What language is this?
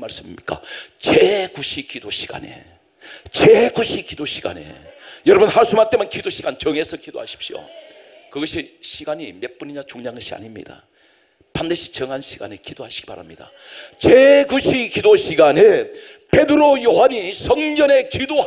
Korean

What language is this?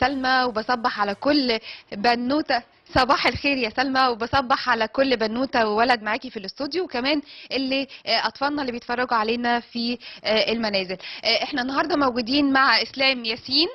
Arabic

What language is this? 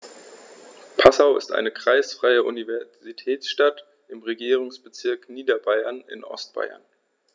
German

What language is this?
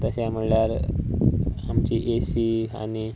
Konkani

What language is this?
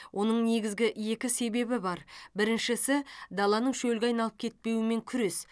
Kazakh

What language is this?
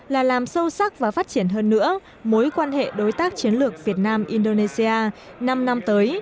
Vietnamese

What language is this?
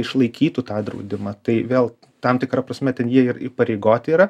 Lithuanian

